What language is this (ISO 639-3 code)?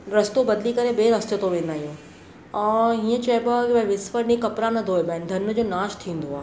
snd